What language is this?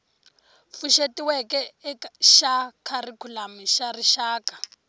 Tsonga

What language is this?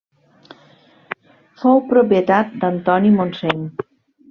Catalan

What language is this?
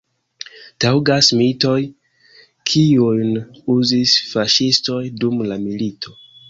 Esperanto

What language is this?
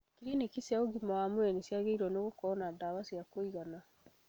Kikuyu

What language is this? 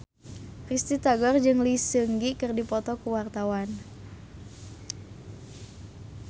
Sundanese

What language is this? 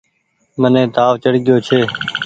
Goaria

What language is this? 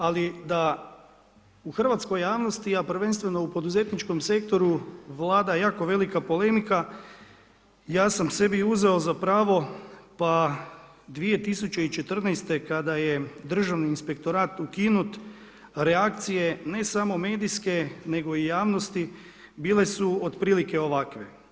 Croatian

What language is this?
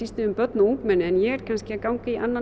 Icelandic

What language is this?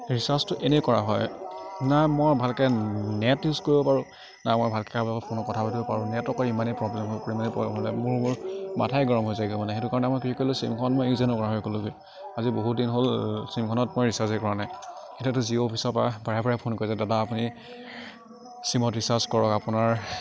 Assamese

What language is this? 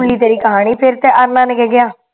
Punjabi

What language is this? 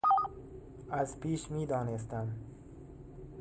Persian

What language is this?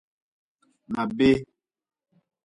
Nawdm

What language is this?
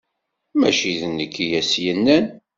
Kabyle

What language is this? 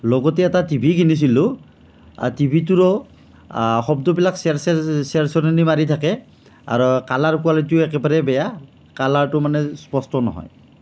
Assamese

